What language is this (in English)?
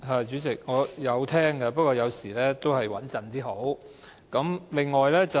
Cantonese